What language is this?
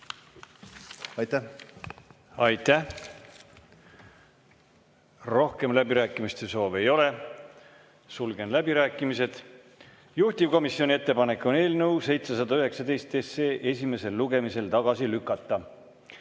Estonian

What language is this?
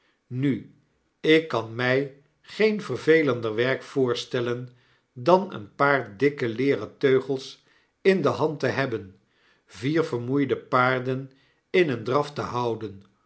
Dutch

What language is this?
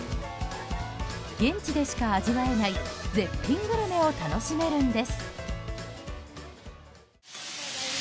Japanese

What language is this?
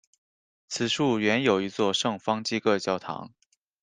Chinese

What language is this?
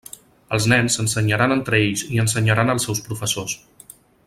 Catalan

